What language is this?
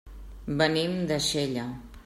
Catalan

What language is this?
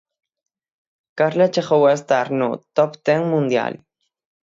Galician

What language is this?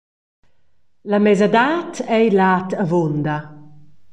Romansh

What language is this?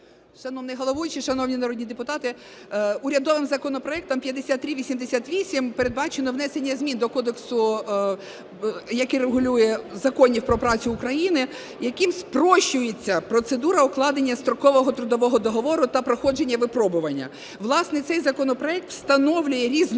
Ukrainian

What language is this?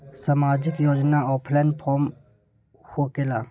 Magahi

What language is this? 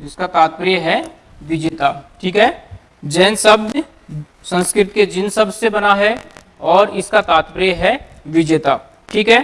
Hindi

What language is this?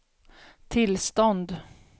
Swedish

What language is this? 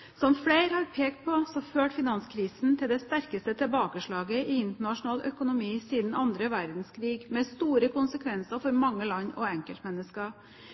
Norwegian Bokmål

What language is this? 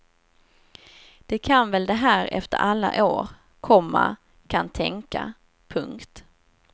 Swedish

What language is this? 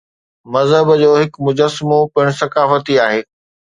Sindhi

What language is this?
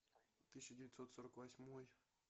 Russian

